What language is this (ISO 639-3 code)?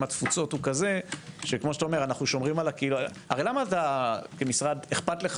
heb